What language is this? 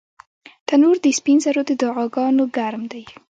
Pashto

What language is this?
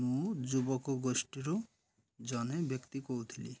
Odia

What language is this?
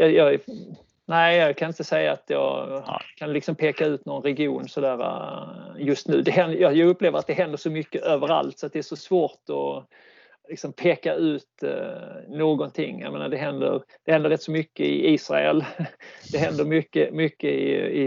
Swedish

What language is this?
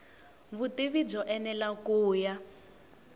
Tsonga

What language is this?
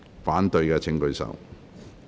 Cantonese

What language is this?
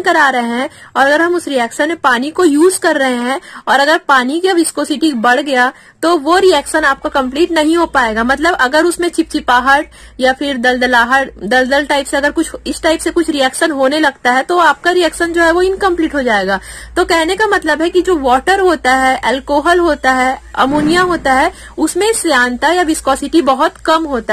Hindi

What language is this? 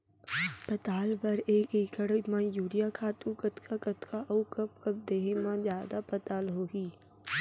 Chhattisgarhi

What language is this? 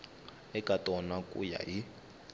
Tsonga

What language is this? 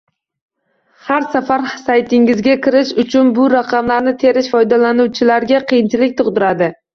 Uzbek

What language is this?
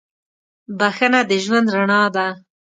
Pashto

